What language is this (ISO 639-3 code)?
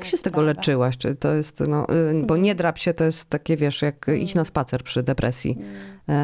pol